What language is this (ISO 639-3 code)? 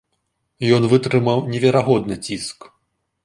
bel